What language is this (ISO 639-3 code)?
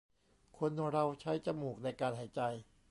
tha